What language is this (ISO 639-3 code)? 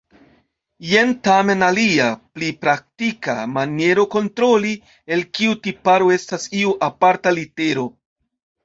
epo